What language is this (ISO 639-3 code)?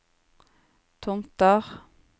nor